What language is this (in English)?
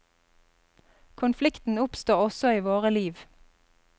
Norwegian